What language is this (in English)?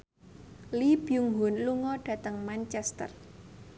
Javanese